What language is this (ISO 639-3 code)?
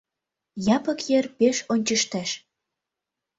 chm